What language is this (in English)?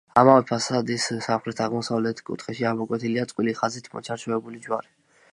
Georgian